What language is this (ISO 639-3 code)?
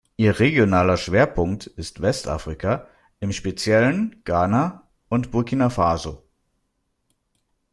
deu